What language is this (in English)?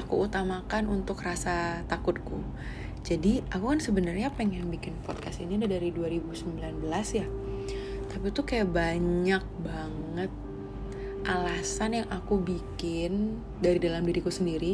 Indonesian